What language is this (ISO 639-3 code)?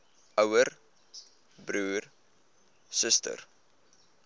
afr